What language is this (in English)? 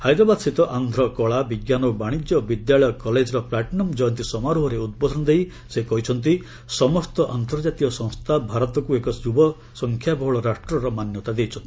Odia